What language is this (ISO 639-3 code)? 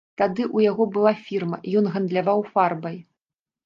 bel